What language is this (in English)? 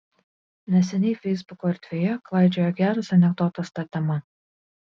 Lithuanian